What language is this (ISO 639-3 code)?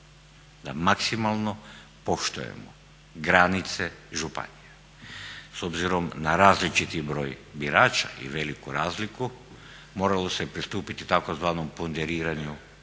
hrv